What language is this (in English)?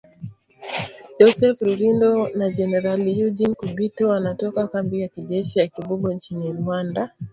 Swahili